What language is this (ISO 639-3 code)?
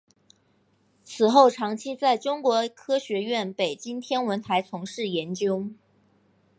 zho